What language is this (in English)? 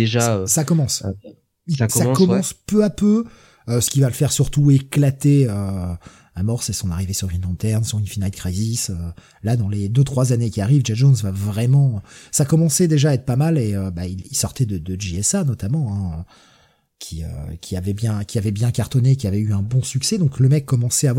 French